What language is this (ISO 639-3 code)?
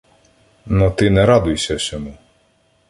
ukr